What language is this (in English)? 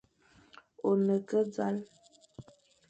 Fang